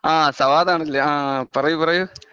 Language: Malayalam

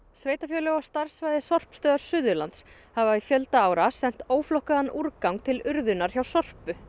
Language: Icelandic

